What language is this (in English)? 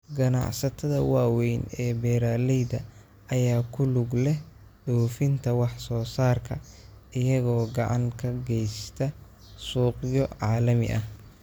Somali